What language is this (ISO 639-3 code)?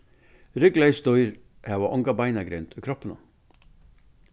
fao